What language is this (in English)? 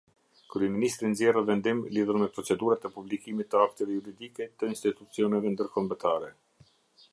Albanian